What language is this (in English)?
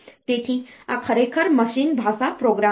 Gujarati